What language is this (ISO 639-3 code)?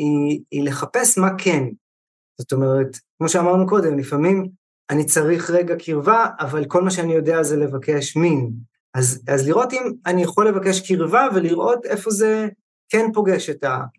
heb